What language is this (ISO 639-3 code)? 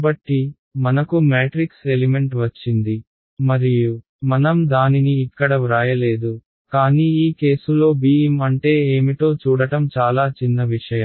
tel